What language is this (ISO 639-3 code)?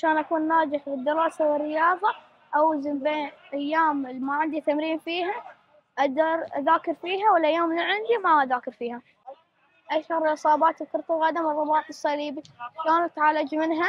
ara